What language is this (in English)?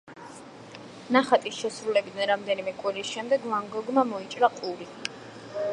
Georgian